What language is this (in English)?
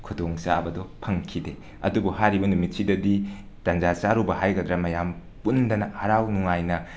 Manipuri